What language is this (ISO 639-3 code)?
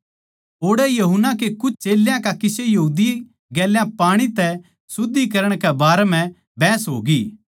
bgc